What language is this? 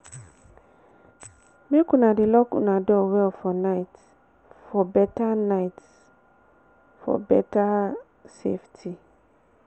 Nigerian Pidgin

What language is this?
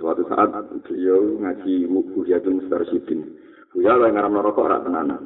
Indonesian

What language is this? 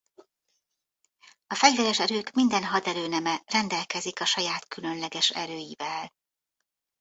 Hungarian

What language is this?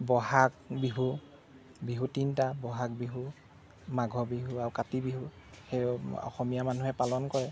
Assamese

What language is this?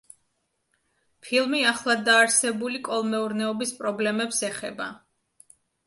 Georgian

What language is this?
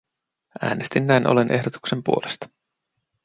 Finnish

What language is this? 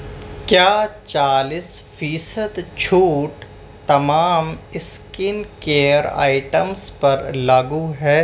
Urdu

